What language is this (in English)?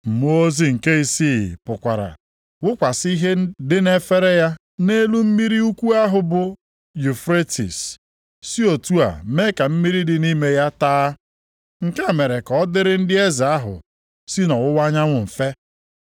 Igbo